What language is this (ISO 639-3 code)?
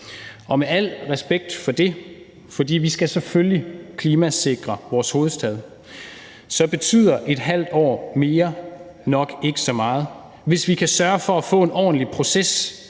dan